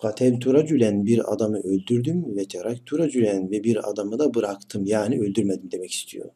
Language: Turkish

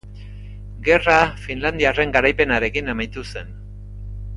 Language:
Basque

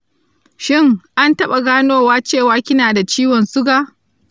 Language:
Hausa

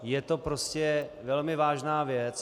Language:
Czech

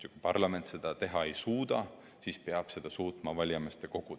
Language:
Estonian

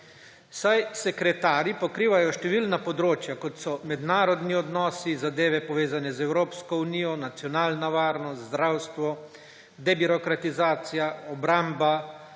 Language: Slovenian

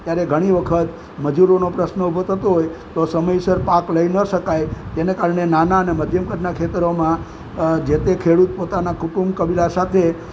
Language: Gujarati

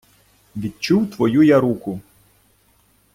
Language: Ukrainian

